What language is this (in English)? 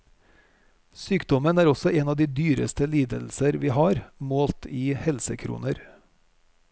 Norwegian